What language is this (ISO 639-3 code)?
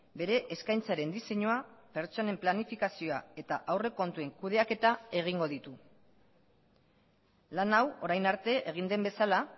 eus